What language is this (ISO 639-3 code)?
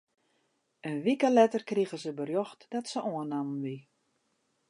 fry